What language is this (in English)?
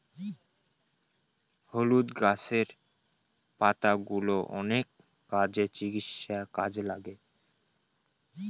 Bangla